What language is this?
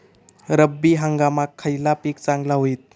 Marathi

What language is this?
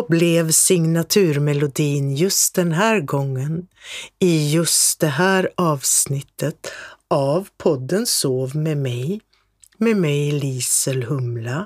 Swedish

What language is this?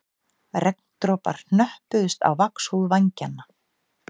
Icelandic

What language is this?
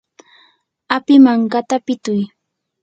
Yanahuanca Pasco Quechua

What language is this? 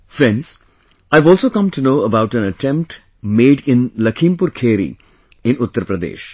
English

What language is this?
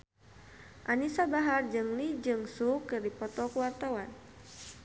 Sundanese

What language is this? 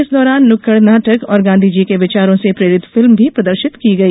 Hindi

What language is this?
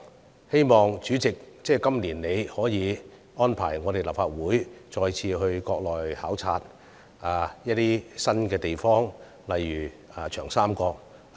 Cantonese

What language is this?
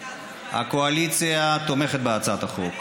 Hebrew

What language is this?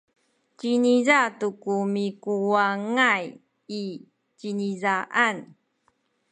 Sakizaya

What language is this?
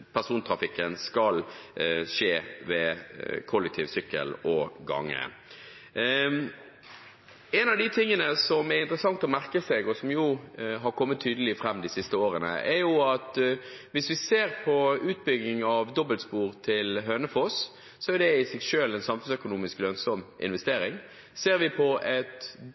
Norwegian Bokmål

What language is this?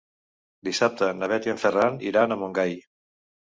Catalan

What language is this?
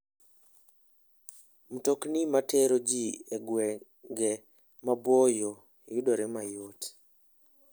Luo (Kenya and Tanzania)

